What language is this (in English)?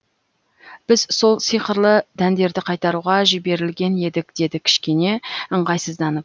Kazakh